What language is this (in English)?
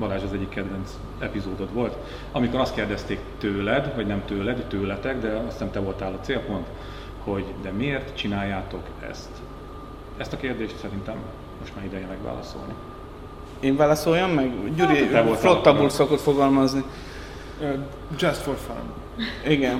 Hungarian